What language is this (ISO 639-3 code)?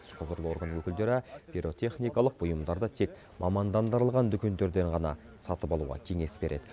kaz